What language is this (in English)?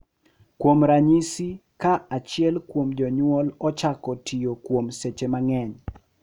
Luo (Kenya and Tanzania)